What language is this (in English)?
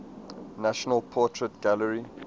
English